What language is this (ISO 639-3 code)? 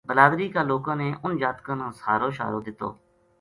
gju